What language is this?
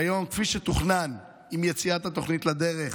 Hebrew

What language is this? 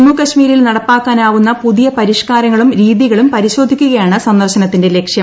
Malayalam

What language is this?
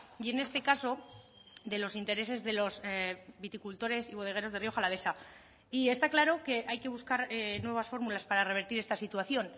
Spanish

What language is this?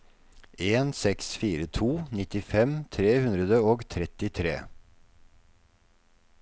Norwegian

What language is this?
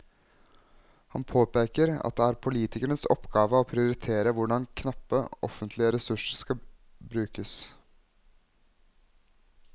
Norwegian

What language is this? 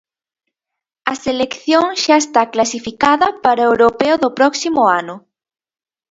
Galician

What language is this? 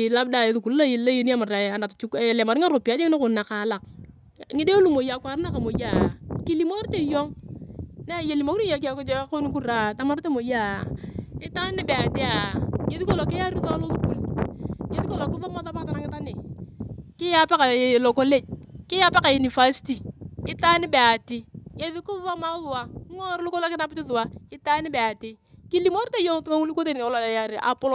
Turkana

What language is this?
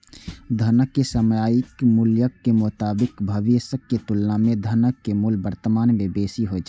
Maithili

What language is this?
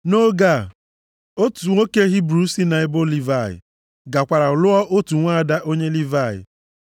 Igbo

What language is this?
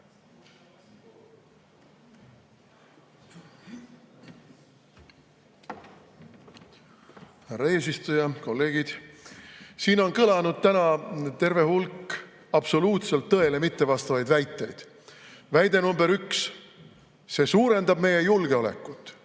Estonian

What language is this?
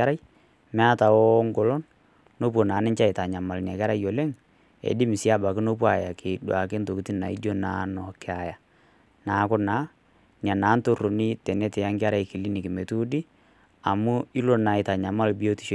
Masai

